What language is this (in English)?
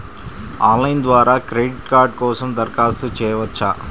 Telugu